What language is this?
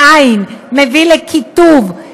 Hebrew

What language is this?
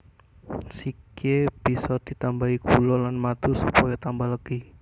Javanese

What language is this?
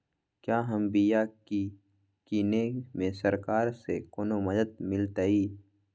Magahi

